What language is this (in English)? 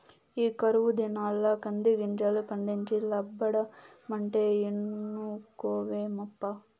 Telugu